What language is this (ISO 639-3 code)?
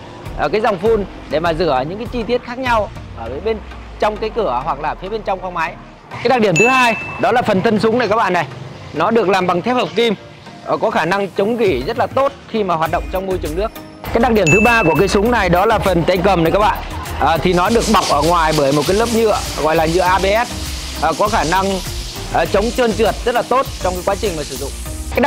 vie